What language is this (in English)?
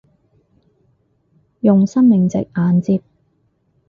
Cantonese